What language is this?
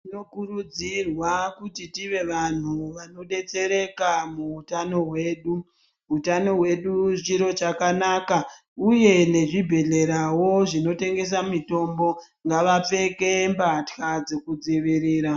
Ndau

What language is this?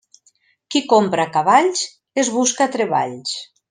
Catalan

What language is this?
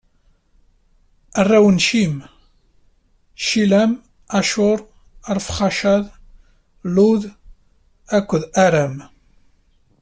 Kabyle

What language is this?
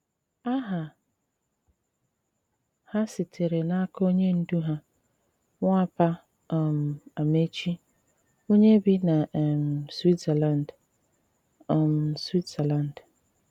Igbo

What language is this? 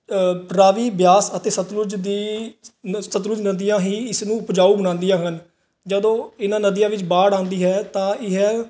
Punjabi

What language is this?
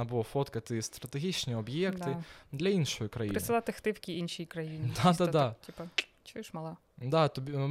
Ukrainian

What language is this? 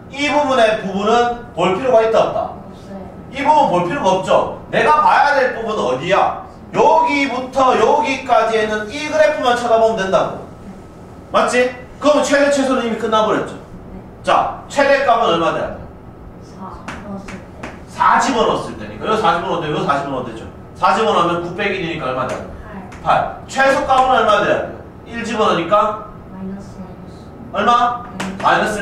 Korean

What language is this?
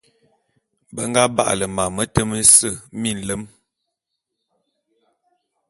Bulu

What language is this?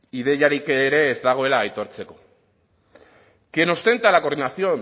Basque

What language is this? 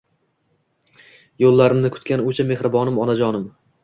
Uzbek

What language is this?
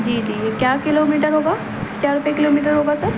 Urdu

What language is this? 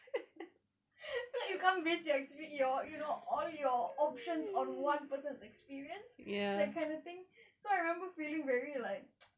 English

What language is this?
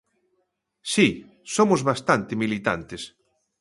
Galician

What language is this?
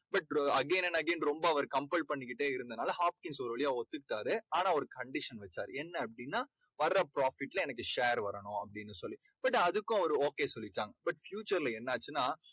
Tamil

